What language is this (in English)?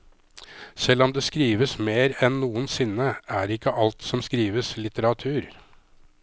Norwegian